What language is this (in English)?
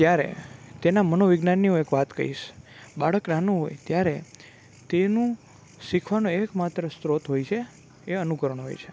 Gujarati